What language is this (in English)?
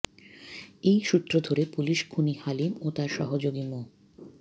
Bangla